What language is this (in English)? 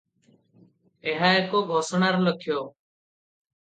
Odia